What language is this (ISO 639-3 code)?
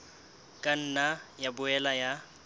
sot